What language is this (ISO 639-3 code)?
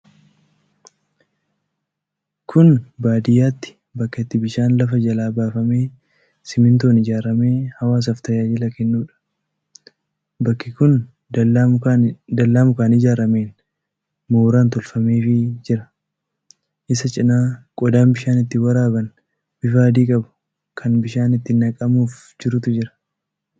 orm